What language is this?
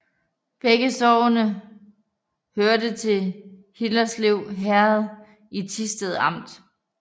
Danish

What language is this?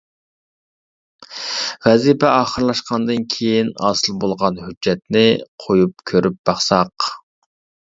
Uyghur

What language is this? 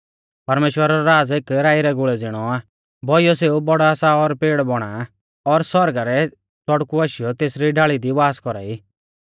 Mahasu Pahari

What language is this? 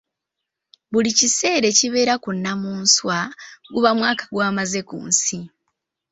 Ganda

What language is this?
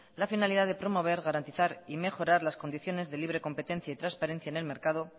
Spanish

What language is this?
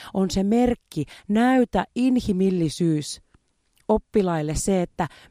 Finnish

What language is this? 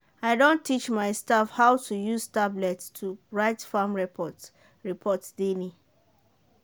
Nigerian Pidgin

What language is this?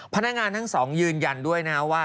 Thai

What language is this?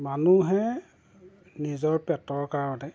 Assamese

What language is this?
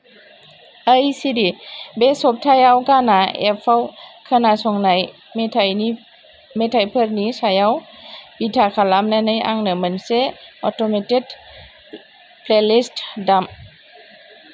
Bodo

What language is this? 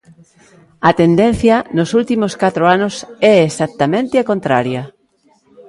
Galician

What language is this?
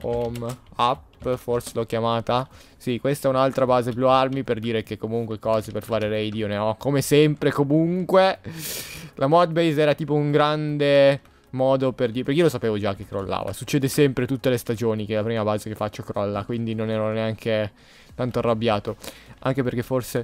Italian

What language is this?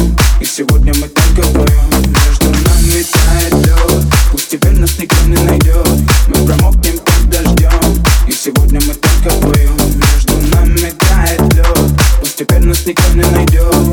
Russian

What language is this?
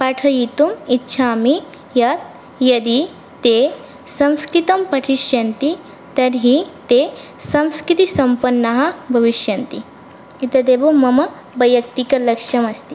Sanskrit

